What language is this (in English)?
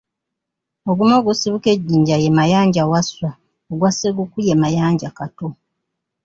Ganda